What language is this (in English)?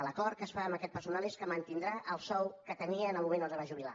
Catalan